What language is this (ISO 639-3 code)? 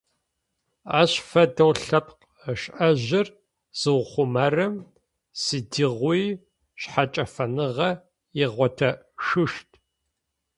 ady